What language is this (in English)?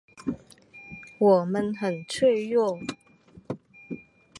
Chinese